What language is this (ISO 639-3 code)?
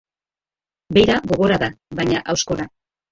eus